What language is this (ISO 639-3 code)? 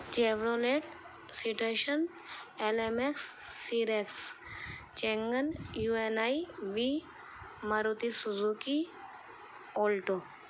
urd